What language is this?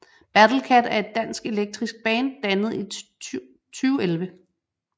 Danish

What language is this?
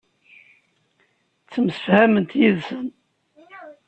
Kabyle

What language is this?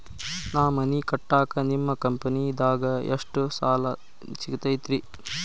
Kannada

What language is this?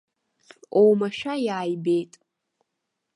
Abkhazian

